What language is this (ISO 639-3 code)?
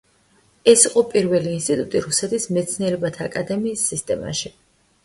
kat